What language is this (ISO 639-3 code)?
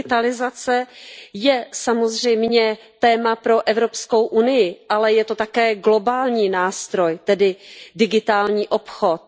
ces